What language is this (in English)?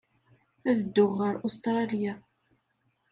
Kabyle